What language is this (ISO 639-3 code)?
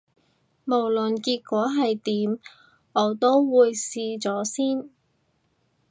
yue